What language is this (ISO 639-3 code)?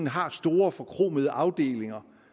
dan